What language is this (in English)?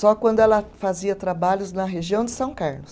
Portuguese